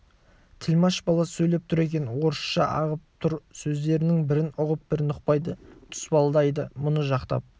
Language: Kazakh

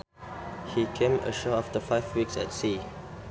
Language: Sundanese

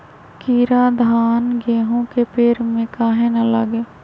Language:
Magahi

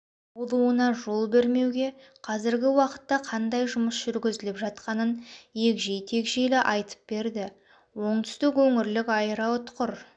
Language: Kazakh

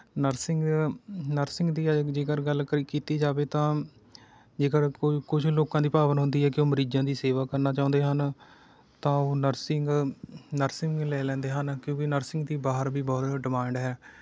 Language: Punjabi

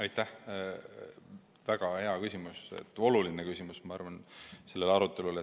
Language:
Estonian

